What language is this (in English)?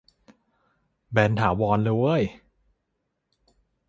Thai